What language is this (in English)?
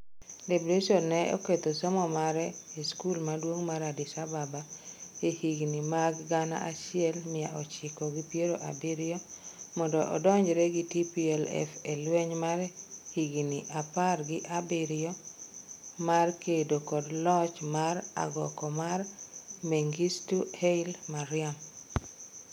Luo (Kenya and Tanzania)